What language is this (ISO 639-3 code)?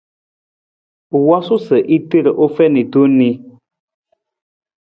nmz